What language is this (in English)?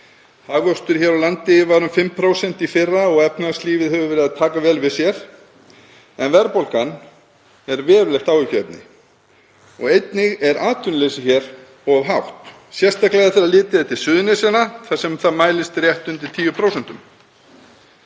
Icelandic